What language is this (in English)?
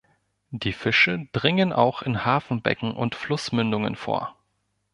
German